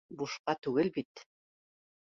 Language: Bashkir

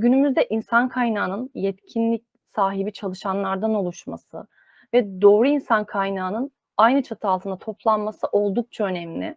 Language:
Turkish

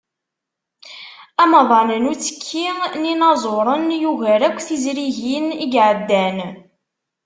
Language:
Kabyle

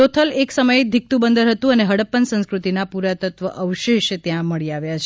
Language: Gujarati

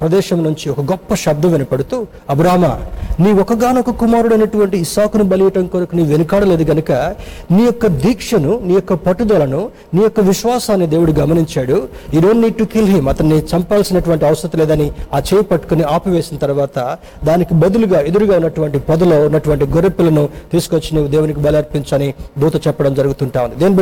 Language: Telugu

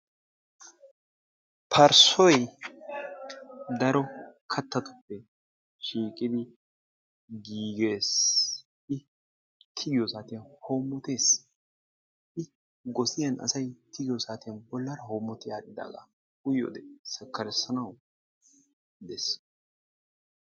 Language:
Wolaytta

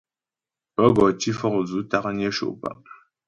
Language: Ghomala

